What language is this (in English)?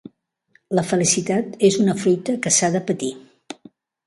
Catalan